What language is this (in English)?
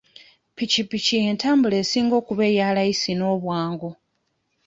Ganda